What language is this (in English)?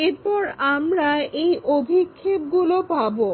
Bangla